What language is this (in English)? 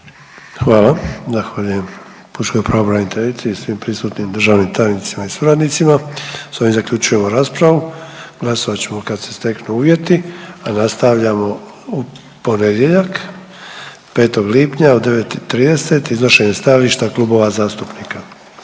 Croatian